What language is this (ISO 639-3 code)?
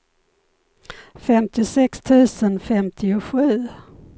swe